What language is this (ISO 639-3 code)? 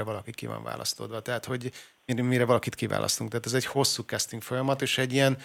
hun